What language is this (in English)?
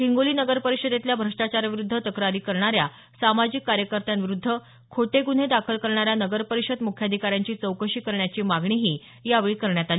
Marathi